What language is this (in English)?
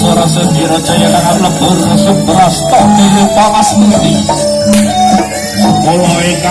Indonesian